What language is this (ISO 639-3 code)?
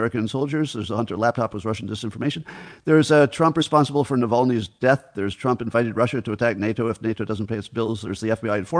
eng